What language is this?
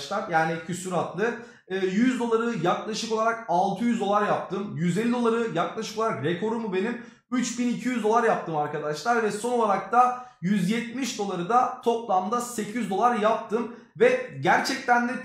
Turkish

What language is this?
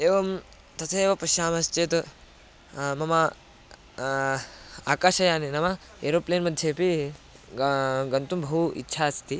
Sanskrit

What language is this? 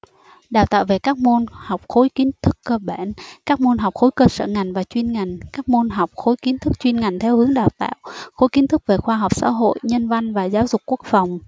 Vietnamese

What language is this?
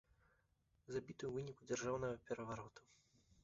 Belarusian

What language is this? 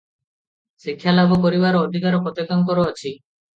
Odia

